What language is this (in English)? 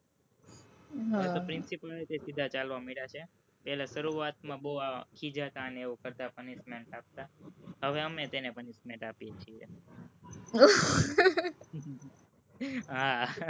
Gujarati